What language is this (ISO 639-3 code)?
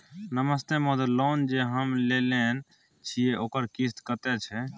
mai